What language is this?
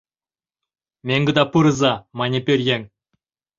Mari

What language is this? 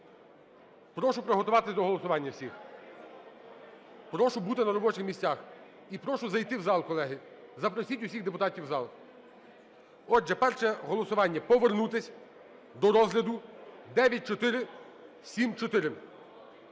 Ukrainian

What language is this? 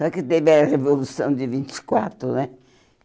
Portuguese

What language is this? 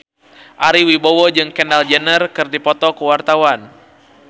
Sundanese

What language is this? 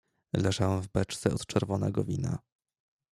Polish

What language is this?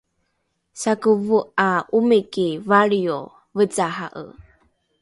Rukai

